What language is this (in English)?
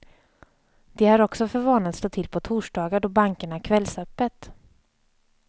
Swedish